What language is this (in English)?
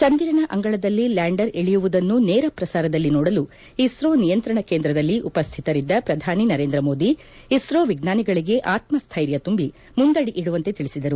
Kannada